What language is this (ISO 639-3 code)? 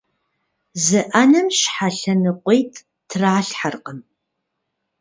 kbd